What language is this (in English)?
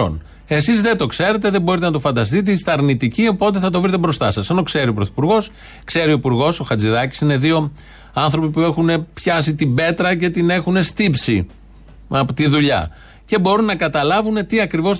Greek